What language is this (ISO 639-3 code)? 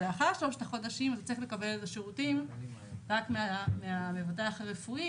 heb